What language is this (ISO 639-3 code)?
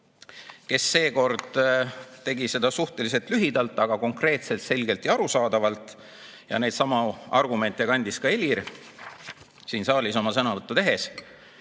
est